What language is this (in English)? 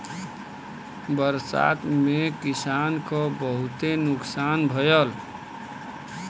Bhojpuri